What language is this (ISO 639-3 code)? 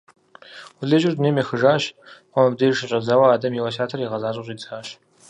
kbd